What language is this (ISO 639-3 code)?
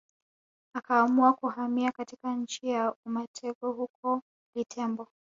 swa